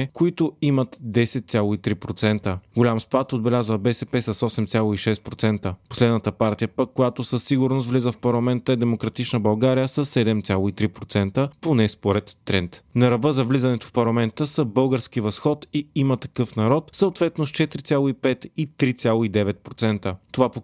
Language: Bulgarian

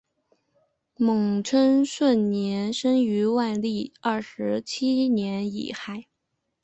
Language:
Chinese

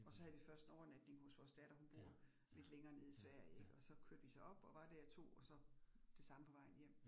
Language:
Danish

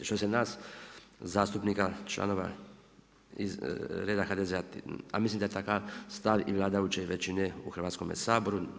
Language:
Croatian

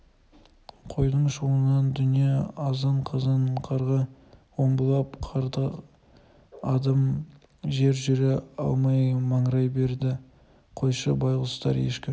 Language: Kazakh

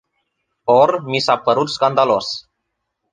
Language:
Romanian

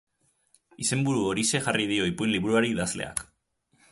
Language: Basque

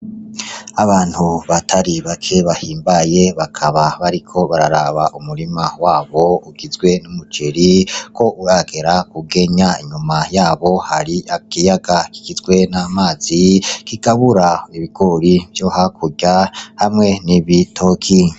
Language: Rundi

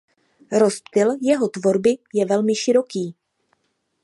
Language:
Czech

